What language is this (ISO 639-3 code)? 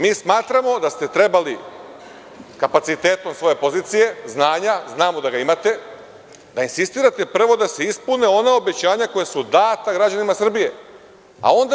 srp